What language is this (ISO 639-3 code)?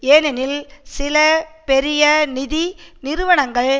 tam